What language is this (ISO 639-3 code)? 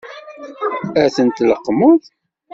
kab